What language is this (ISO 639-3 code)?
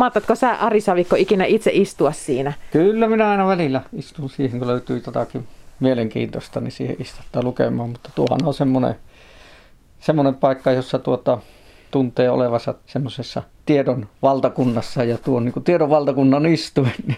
fin